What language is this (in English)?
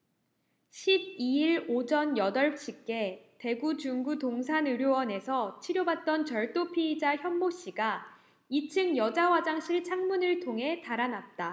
Korean